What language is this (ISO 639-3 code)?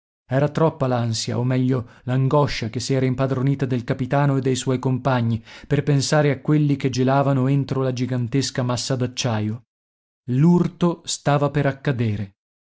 ita